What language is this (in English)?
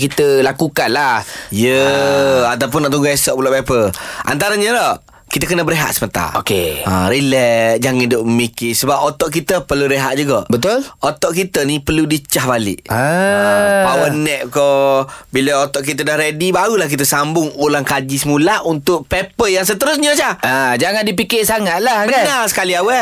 Malay